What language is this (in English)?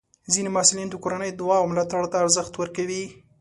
Pashto